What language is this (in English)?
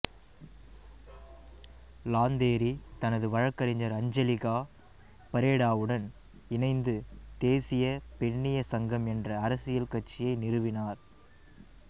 Tamil